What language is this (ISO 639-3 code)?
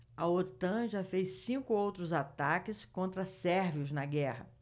por